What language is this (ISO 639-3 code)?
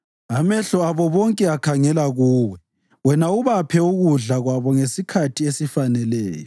nde